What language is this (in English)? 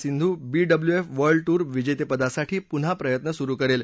Marathi